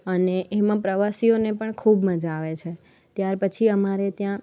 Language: Gujarati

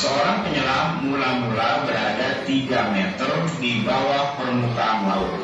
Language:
Indonesian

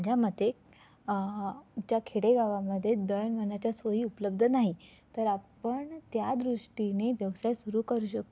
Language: Marathi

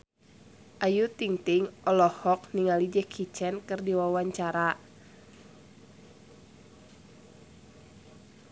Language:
Sundanese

